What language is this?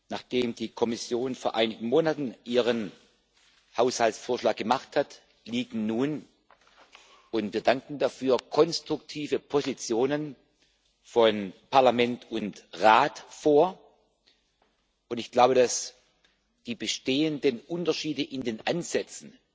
German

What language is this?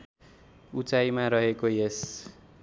Nepali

